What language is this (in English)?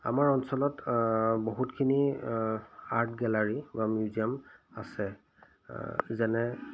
Assamese